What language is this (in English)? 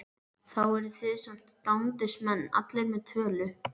Icelandic